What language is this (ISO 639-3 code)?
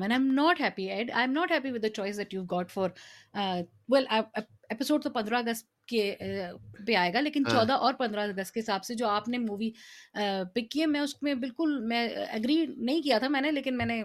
urd